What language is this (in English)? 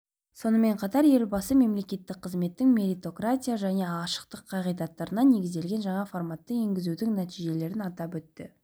Kazakh